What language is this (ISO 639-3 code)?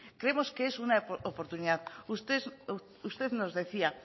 spa